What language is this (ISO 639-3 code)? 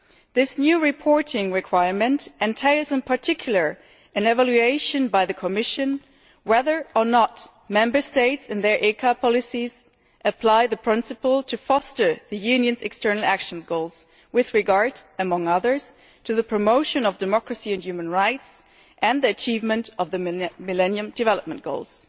eng